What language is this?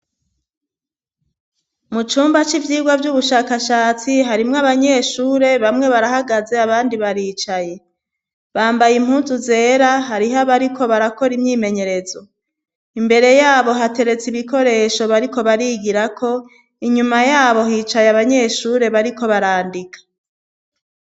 Rundi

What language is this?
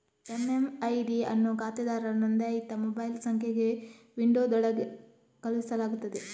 Kannada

